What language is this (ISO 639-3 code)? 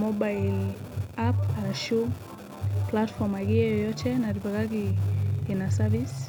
mas